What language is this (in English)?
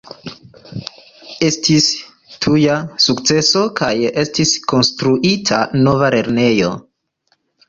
Esperanto